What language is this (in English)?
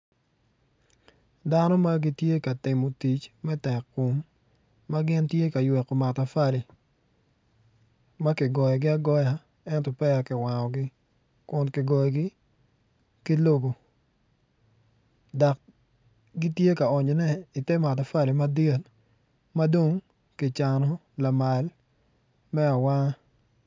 Acoli